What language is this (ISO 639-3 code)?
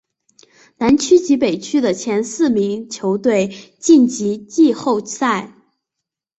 zho